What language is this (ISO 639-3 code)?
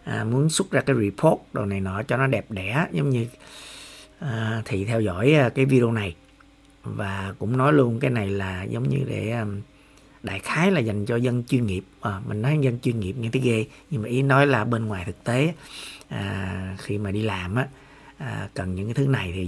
vie